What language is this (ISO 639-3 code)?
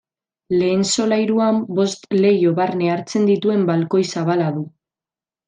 eus